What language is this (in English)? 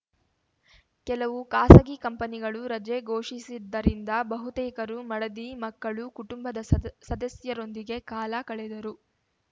Kannada